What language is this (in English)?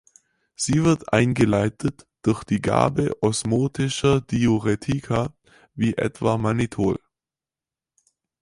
German